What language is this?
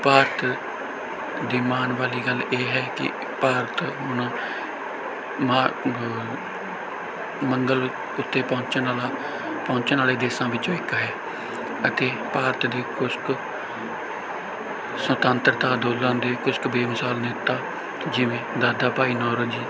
Punjabi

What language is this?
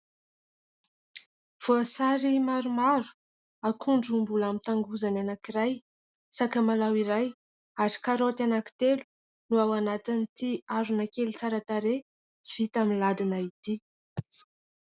Malagasy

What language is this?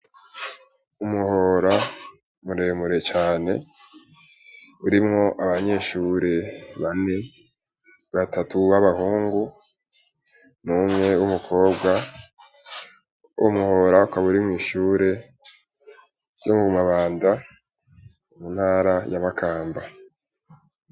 Rundi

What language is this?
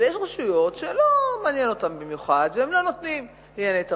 Hebrew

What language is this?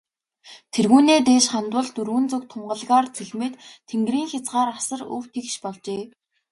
Mongolian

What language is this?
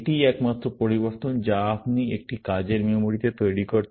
Bangla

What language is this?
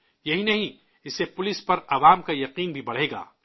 Urdu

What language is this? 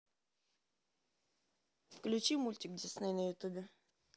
Russian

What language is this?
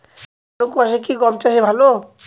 Bangla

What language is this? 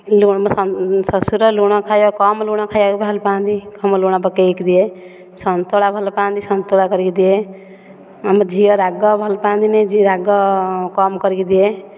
Odia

